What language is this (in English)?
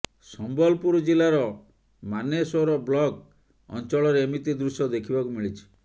Odia